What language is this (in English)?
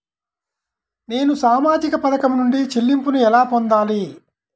Telugu